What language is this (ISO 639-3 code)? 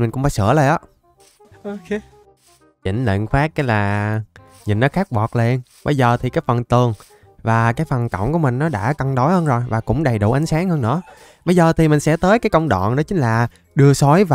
vie